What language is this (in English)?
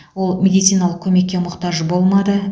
Kazakh